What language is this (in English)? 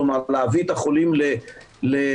Hebrew